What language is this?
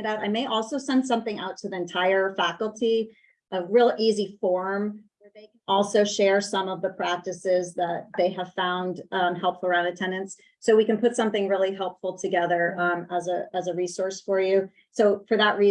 English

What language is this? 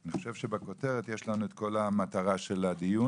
Hebrew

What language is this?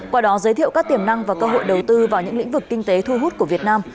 Vietnamese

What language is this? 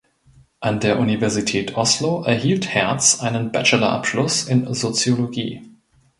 German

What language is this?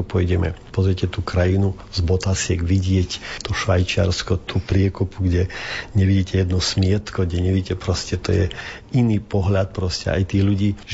Slovak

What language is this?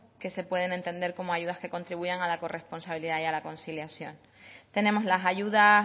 Spanish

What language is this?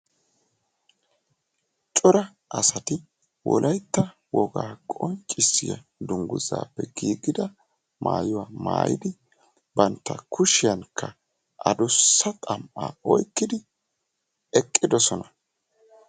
Wolaytta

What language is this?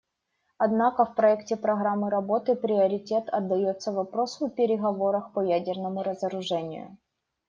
Russian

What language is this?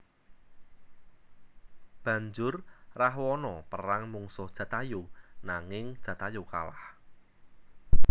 Javanese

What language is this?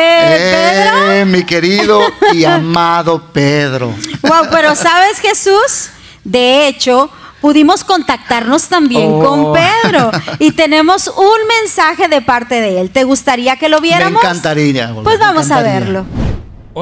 Spanish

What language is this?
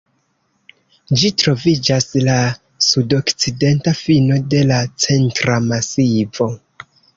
Esperanto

